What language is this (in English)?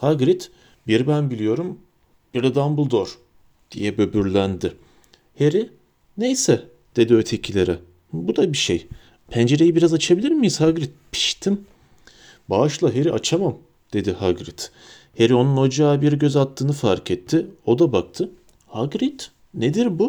Turkish